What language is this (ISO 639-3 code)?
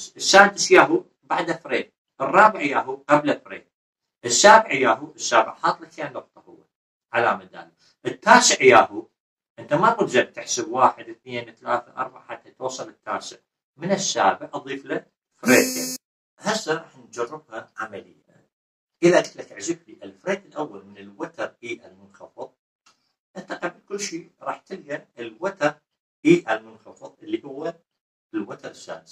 ara